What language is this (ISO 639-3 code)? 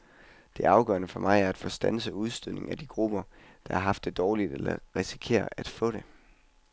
dan